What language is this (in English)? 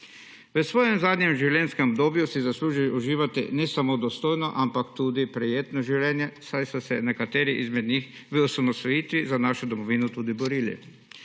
Slovenian